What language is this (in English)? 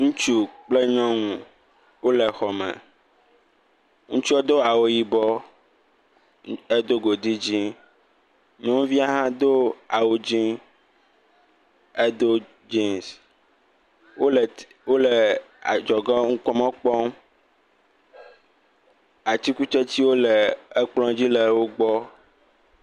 Ewe